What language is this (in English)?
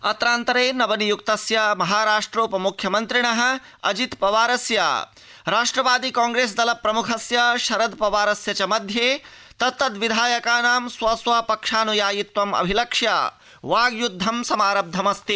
Sanskrit